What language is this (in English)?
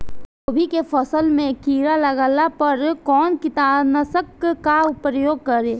Bhojpuri